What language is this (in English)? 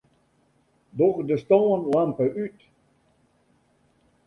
Western Frisian